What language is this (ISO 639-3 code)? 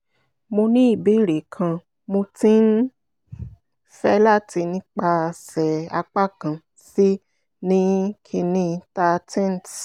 yor